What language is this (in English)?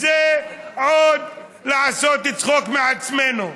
Hebrew